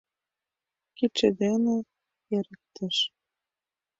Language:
Mari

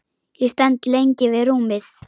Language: Icelandic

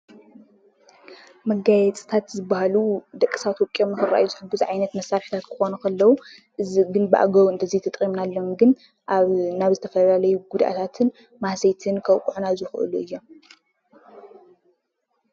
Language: Tigrinya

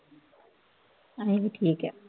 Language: Punjabi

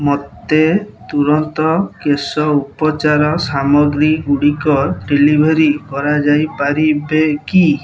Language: Odia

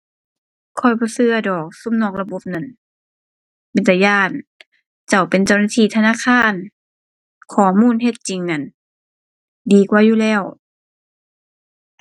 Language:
Thai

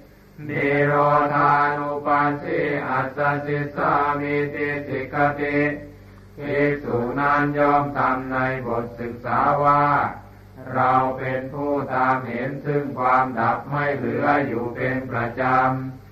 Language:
Thai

